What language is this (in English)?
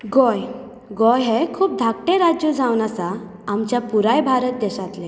Konkani